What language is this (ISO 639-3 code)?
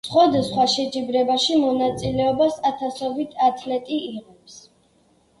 kat